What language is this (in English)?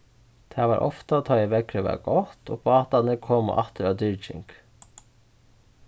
Faroese